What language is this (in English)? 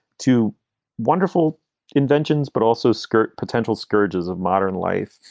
English